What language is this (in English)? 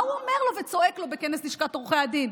Hebrew